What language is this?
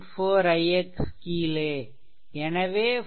Tamil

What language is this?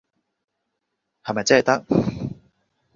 Cantonese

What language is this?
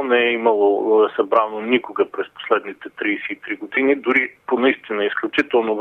Bulgarian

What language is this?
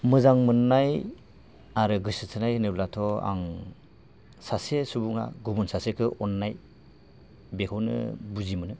Bodo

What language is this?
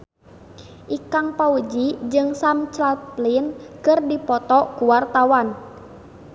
Sundanese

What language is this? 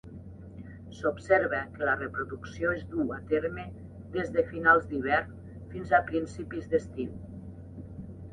Catalan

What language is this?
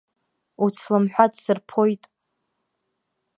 Abkhazian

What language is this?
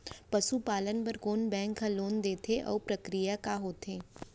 Chhattisgarhi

